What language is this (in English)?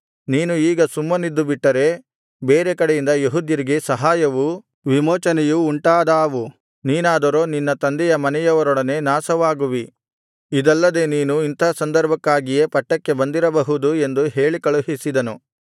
Kannada